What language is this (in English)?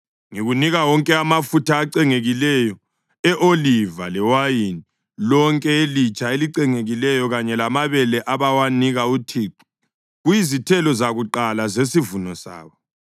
North Ndebele